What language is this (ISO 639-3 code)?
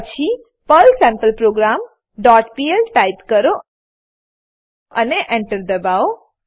guj